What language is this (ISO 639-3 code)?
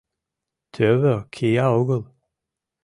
chm